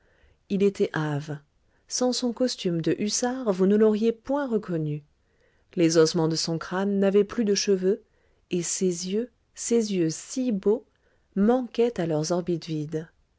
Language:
French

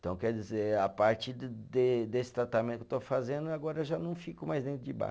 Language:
Portuguese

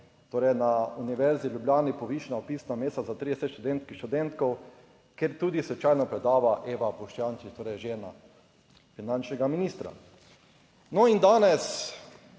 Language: Slovenian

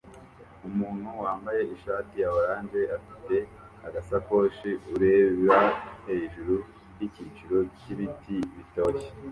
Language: Kinyarwanda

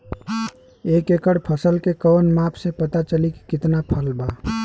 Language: Bhojpuri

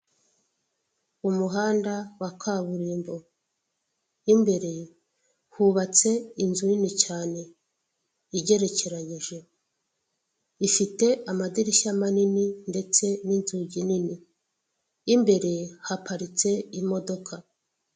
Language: Kinyarwanda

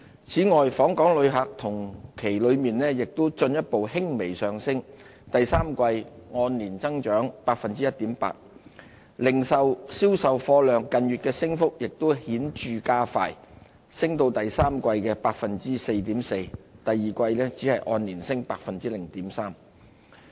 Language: Cantonese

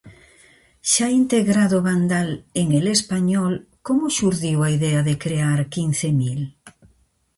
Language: Galician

